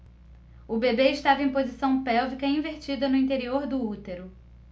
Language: Portuguese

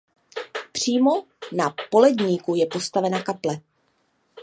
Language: Czech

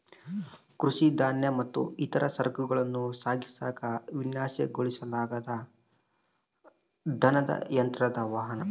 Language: Kannada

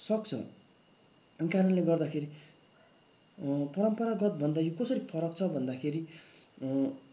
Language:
Nepali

